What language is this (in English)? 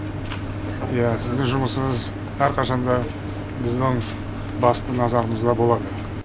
Kazakh